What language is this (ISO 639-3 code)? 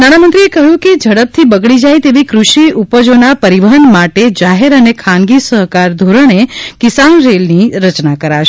guj